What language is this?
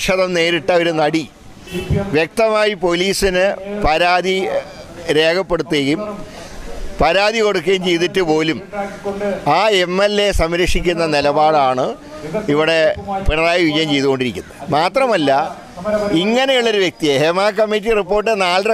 Malayalam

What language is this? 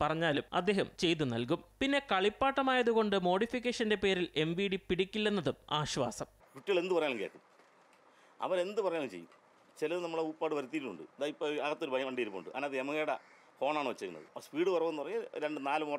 Malayalam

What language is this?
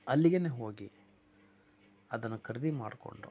Kannada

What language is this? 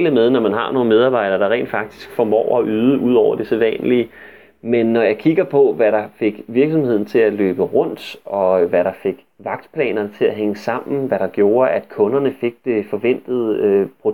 Danish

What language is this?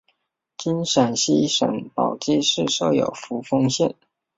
Chinese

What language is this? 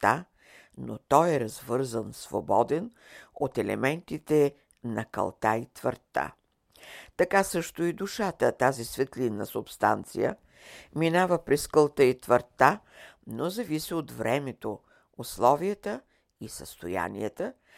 Bulgarian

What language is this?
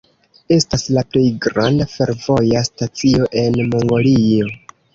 Esperanto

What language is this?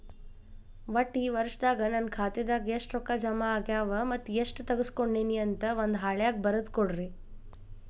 Kannada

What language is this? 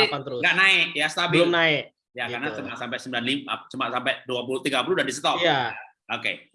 Indonesian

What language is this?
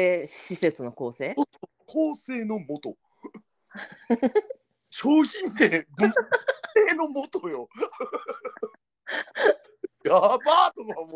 Japanese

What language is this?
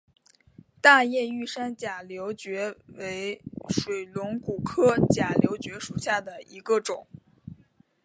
Chinese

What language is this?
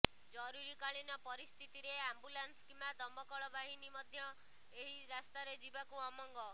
Odia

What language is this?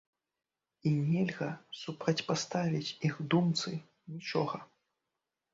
Belarusian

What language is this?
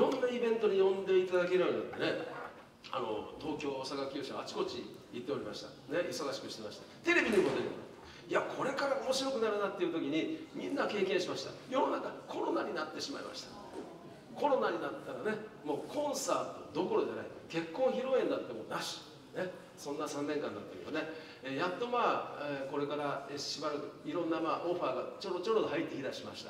Japanese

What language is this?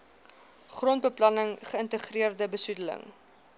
Afrikaans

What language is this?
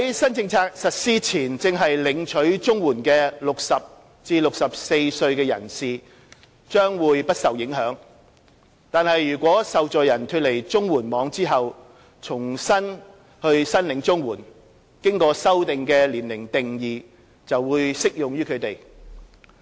Cantonese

